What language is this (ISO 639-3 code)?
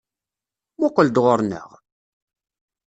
kab